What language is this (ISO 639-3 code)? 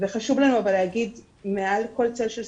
heb